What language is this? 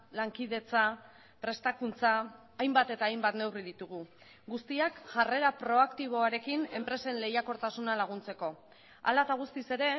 Basque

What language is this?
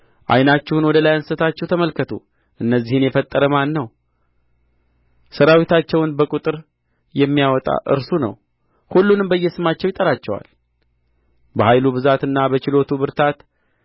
Amharic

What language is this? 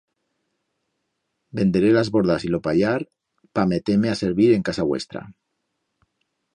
Aragonese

